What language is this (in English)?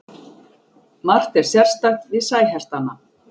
Icelandic